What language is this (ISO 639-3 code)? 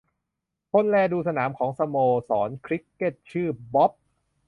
tha